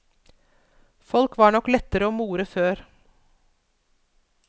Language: Norwegian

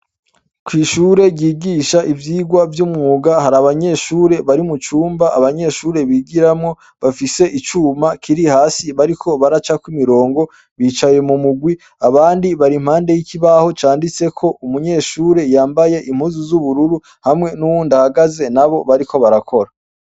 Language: Rundi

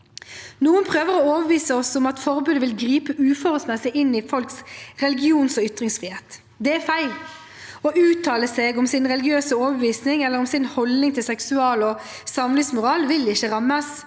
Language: Norwegian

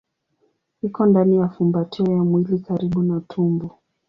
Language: Swahili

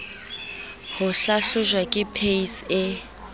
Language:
Southern Sotho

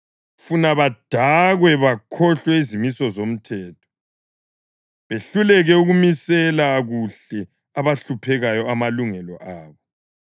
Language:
North Ndebele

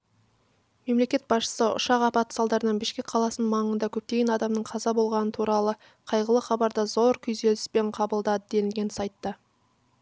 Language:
Kazakh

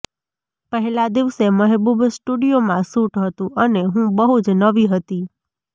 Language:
Gujarati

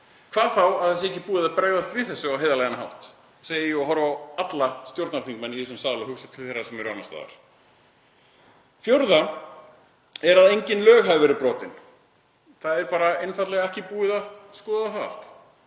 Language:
Icelandic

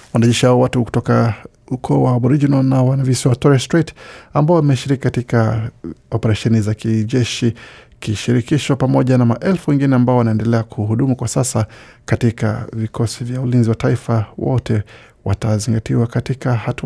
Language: Swahili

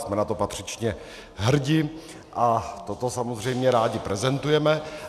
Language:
Czech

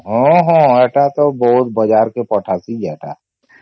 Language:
Odia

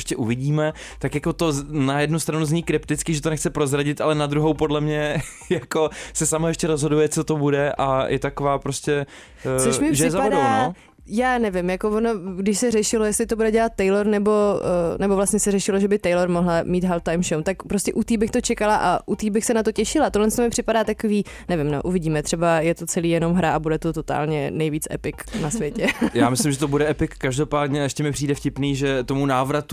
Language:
Czech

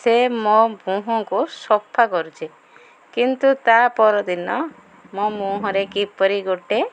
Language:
Odia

